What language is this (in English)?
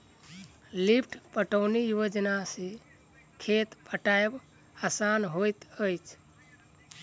Maithili